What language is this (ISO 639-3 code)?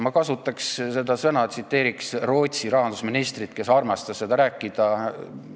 est